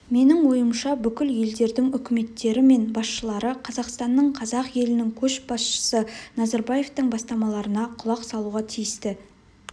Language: Kazakh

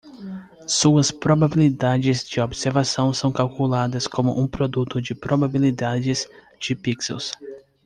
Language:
Portuguese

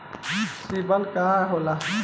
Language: Bhojpuri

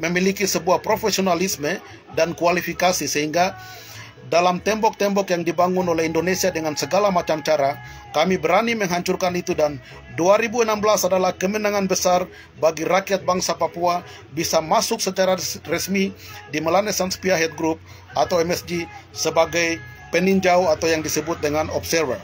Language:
Indonesian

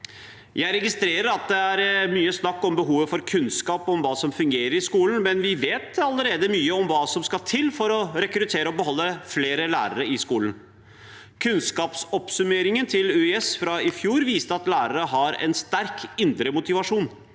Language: Norwegian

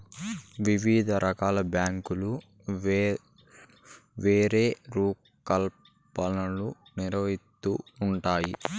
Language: Telugu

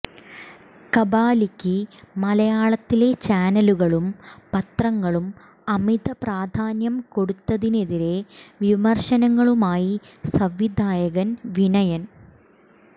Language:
Malayalam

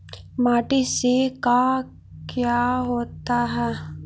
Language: Magahi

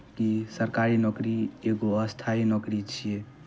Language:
Maithili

